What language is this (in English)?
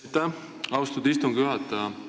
Estonian